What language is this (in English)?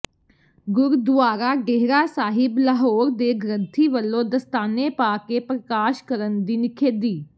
Punjabi